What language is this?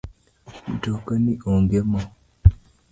Luo (Kenya and Tanzania)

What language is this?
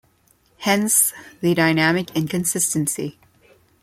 English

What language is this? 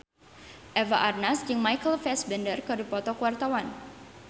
Sundanese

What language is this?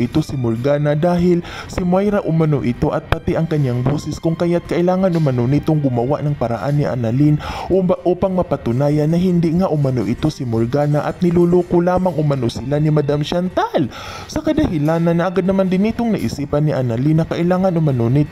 Filipino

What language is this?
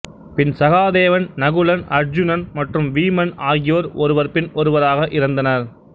Tamil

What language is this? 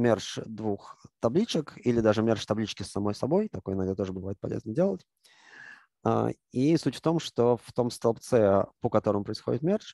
Russian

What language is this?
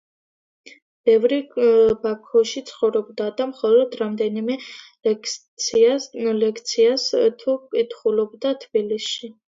Georgian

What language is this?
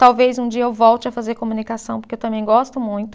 Portuguese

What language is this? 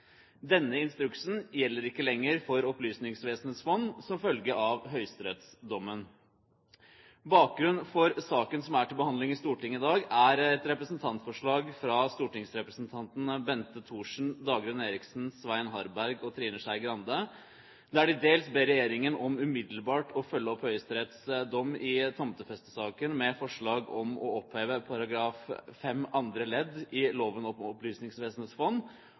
Norwegian Bokmål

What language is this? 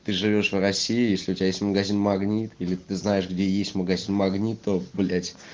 Russian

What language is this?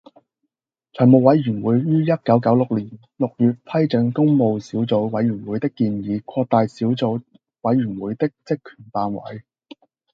Cantonese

